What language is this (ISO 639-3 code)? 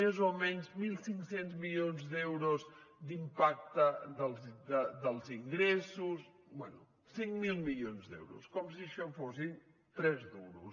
cat